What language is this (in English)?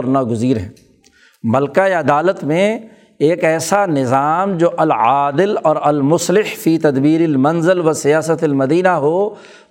Urdu